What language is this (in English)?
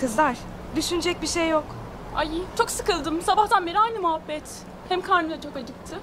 Turkish